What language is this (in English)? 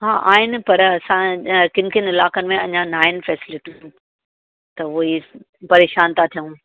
Sindhi